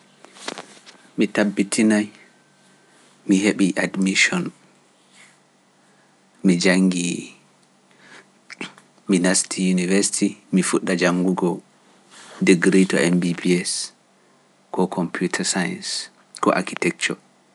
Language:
Pular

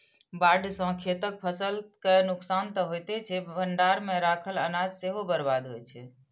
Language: Maithili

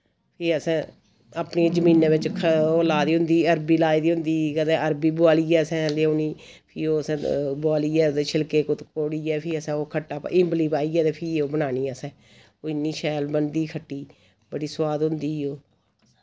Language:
Dogri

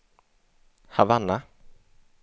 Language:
Swedish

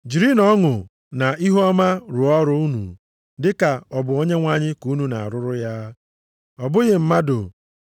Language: Igbo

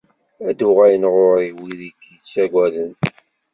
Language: Kabyle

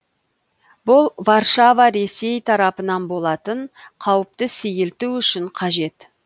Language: Kazakh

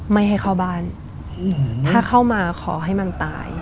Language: Thai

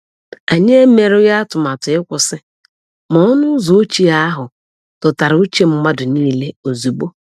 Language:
Igbo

